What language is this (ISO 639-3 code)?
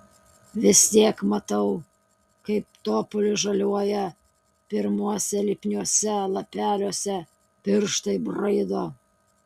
lit